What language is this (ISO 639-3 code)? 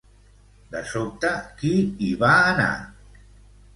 cat